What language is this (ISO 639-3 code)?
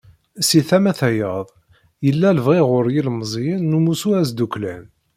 kab